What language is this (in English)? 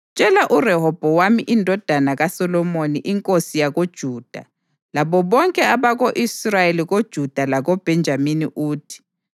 North Ndebele